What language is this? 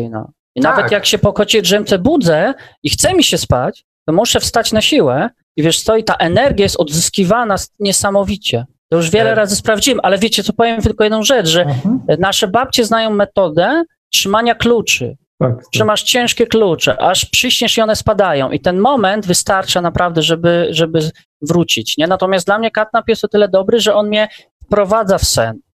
Polish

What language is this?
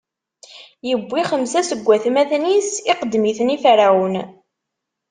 Kabyle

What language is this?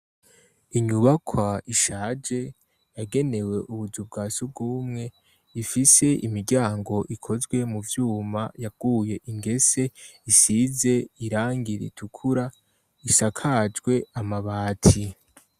Rundi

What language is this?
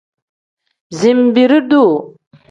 Tem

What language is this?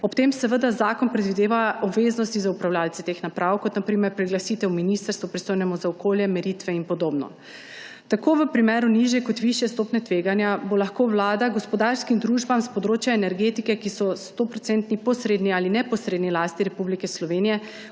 Slovenian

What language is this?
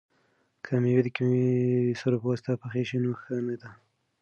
Pashto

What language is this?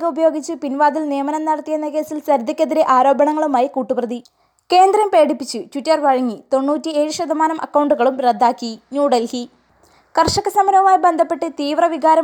Malayalam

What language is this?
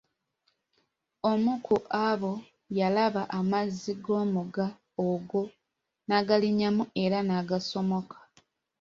Ganda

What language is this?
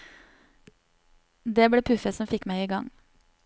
Norwegian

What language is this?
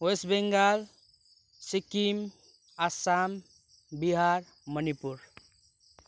Nepali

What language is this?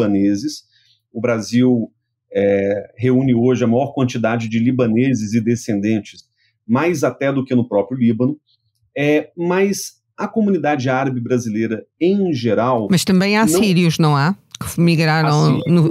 Portuguese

